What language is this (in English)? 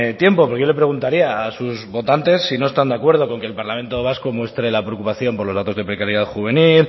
Spanish